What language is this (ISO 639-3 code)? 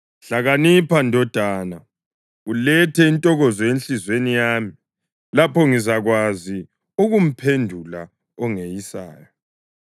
nde